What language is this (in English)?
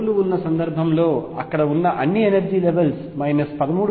Telugu